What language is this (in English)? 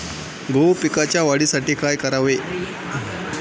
Marathi